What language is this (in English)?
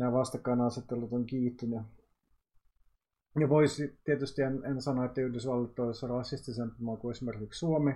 Finnish